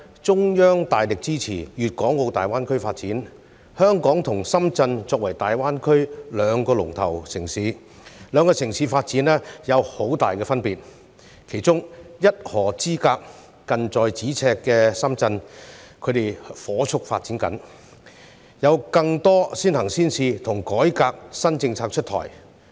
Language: Cantonese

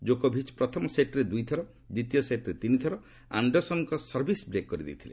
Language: Odia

